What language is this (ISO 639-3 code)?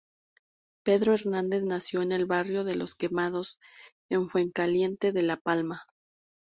spa